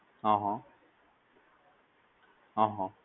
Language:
Gujarati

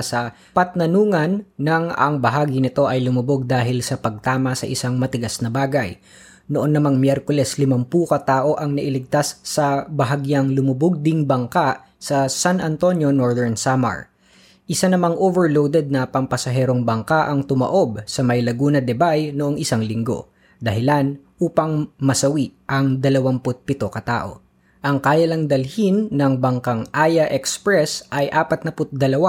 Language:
Filipino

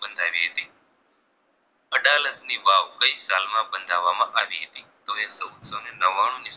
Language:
Gujarati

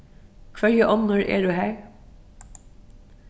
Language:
Faroese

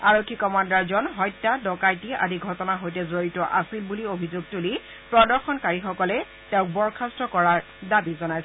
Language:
Assamese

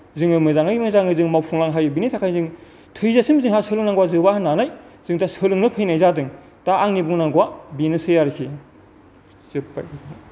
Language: Bodo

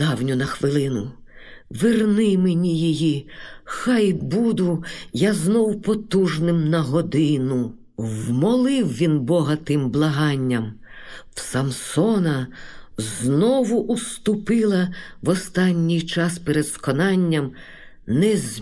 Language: Ukrainian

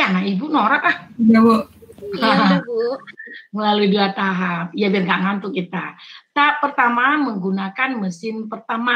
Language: Indonesian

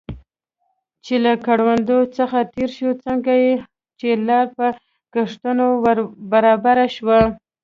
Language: Pashto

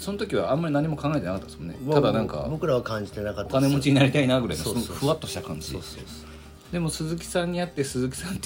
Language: Japanese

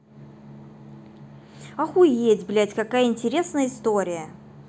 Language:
Russian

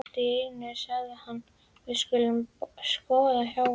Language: Icelandic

